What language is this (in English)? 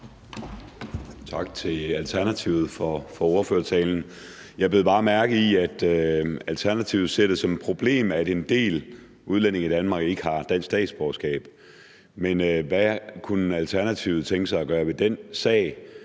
Danish